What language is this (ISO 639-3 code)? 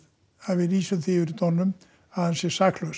isl